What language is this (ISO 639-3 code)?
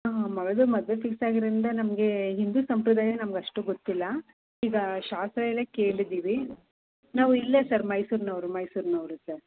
kan